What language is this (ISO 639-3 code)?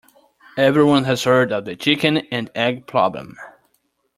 eng